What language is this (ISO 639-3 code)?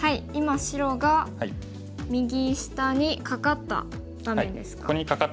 jpn